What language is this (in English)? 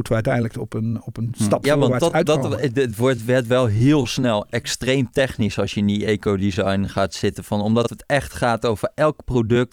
Dutch